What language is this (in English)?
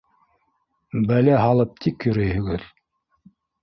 Bashkir